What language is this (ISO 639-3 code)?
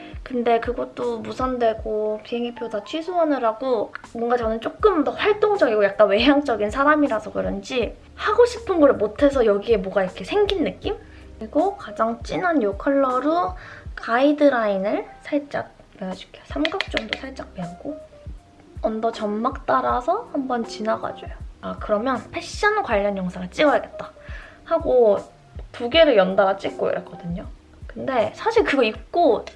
kor